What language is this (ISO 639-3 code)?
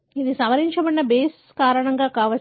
tel